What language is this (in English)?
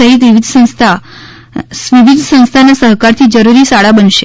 Gujarati